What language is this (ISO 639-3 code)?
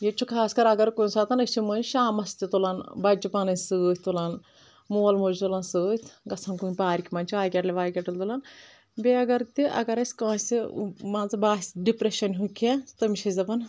kas